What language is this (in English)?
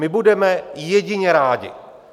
Czech